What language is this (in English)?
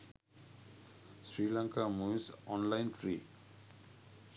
Sinhala